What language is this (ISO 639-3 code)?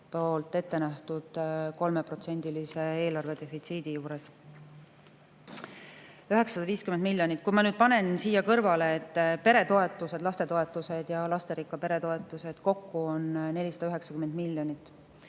est